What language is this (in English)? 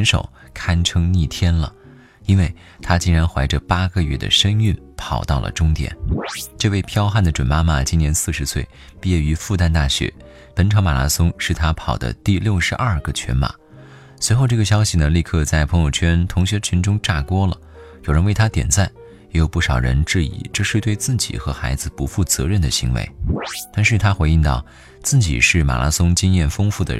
Chinese